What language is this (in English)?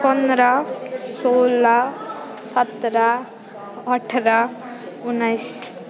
Nepali